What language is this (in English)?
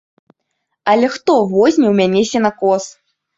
Belarusian